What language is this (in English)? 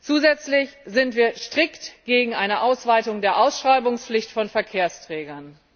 German